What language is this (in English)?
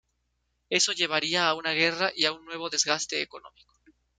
Spanish